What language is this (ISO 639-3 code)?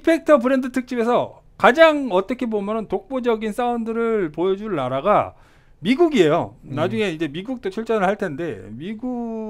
kor